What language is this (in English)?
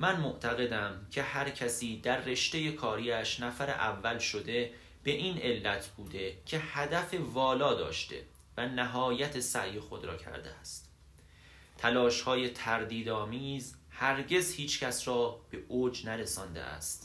Persian